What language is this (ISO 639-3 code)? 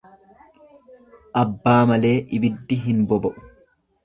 orm